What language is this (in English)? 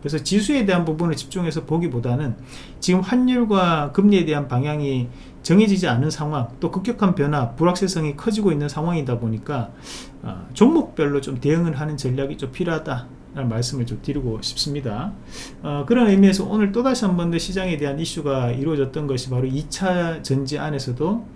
Korean